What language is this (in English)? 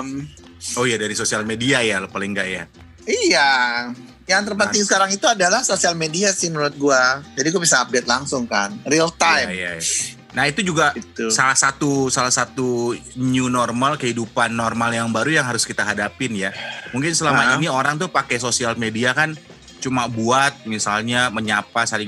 Indonesian